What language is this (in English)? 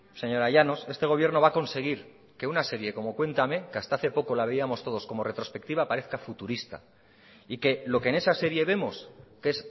Spanish